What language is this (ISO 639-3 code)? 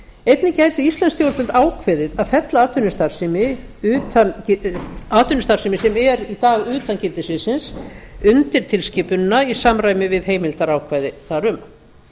isl